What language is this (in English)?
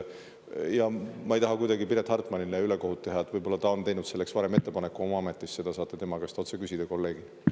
Estonian